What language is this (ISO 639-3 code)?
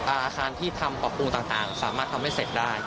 tha